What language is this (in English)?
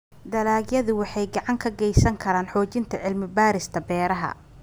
Somali